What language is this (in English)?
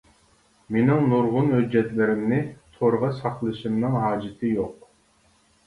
Uyghur